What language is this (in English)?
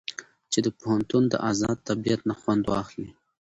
Pashto